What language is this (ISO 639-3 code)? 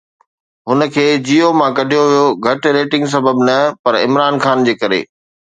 snd